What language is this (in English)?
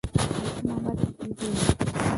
Bangla